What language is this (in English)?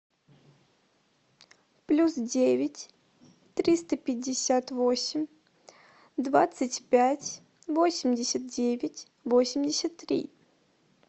Russian